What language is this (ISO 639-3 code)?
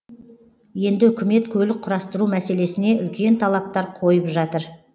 kaz